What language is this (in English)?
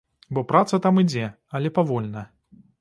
Belarusian